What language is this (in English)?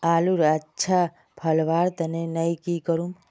Magahi